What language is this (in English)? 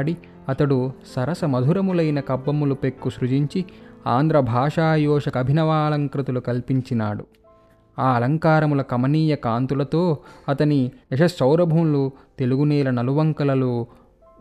Telugu